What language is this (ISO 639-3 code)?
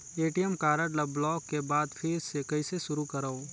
hne